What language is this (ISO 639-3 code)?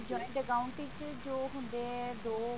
pan